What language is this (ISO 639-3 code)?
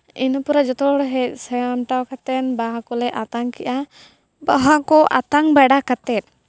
sat